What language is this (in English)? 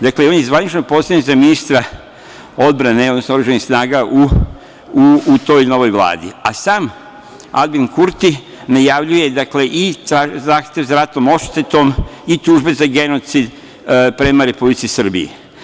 Serbian